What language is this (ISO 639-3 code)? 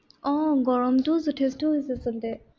asm